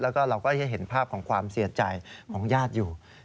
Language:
Thai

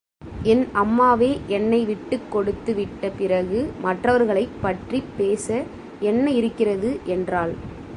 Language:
Tamil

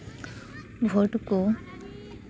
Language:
Santali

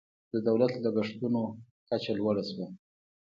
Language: Pashto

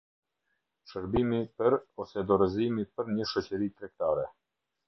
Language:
Albanian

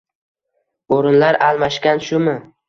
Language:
Uzbek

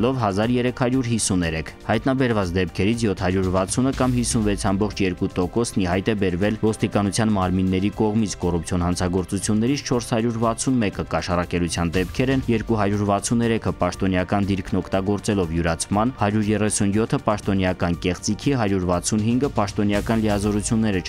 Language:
Romanian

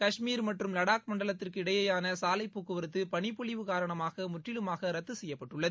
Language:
Tamil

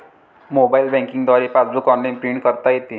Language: Marathi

